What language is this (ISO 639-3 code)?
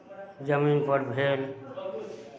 mai